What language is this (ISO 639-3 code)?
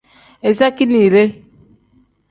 kdh